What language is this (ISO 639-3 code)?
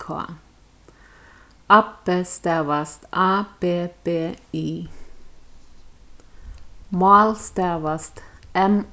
fao